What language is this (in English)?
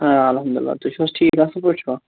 Kashmiri